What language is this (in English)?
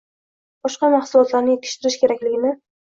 Uzbek